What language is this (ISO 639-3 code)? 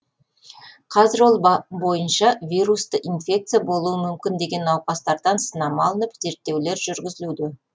kaz